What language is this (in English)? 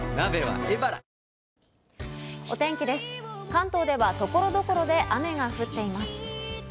Japanese